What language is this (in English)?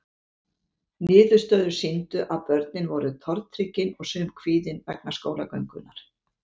Icelandic